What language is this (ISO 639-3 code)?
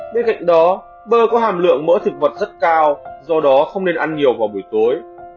vie